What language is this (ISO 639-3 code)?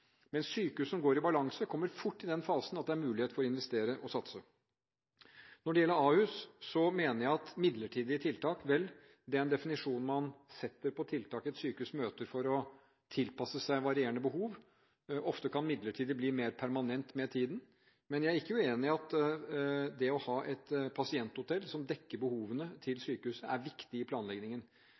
nob